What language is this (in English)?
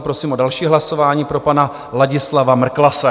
Czech